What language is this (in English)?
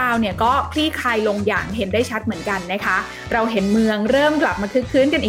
Thai